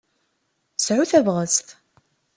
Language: Kabyle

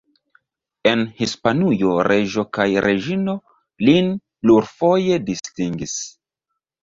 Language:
Esperanto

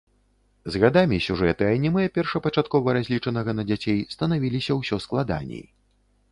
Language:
Belarusian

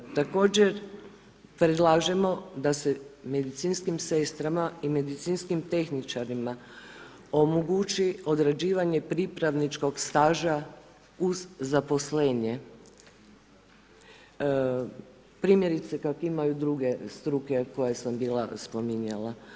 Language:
Croatian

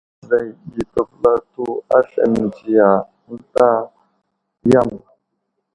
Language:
Wuzlam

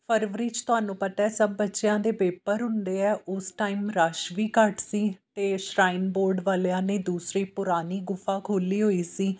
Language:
Punjabi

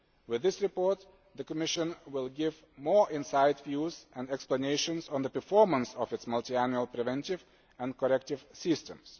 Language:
English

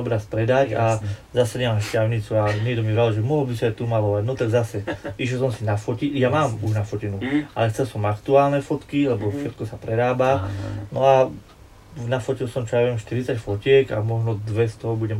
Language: Slovak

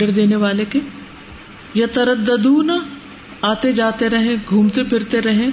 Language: Urdu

